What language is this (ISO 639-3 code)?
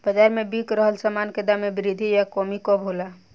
bho